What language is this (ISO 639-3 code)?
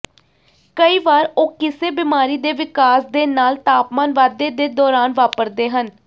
pan